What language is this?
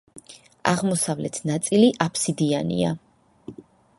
Georgian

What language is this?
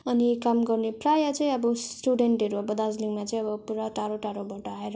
Nepali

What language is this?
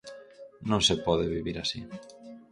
Galician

